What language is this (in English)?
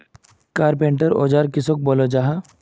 Magahi